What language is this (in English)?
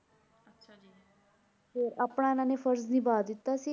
Punjabi